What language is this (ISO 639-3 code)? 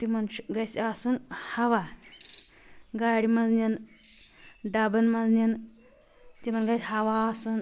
kas